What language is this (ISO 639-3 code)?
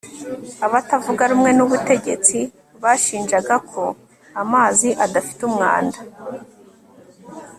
kin